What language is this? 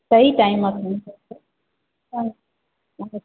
Sindhi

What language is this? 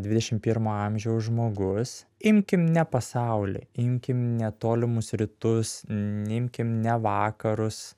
Lithuanian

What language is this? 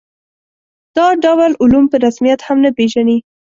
Pashto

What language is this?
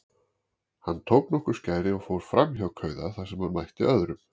Icelandic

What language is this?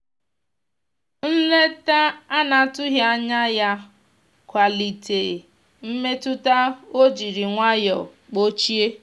Igbo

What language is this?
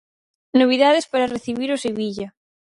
Galician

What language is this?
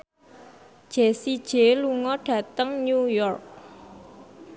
Javanese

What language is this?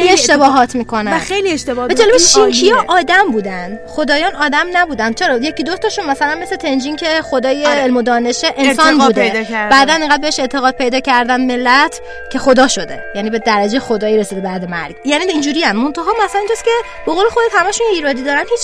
Persian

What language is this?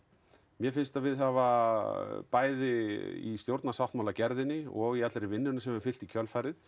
Icelandic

